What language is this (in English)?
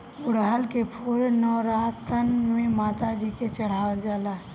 Bhojpuri